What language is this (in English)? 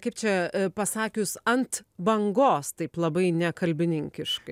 Lithuanian